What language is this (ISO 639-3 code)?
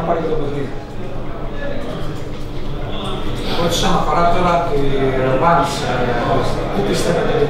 ell